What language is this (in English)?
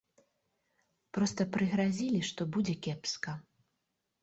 Belarusian